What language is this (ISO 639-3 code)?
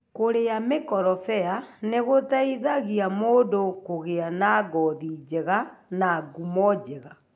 kik